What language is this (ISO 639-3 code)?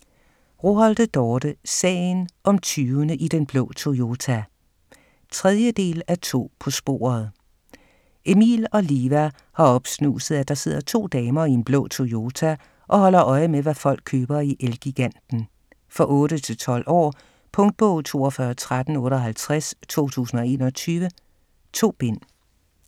dan